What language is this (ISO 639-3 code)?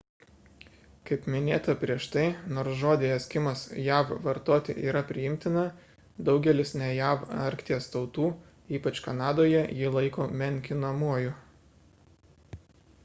lit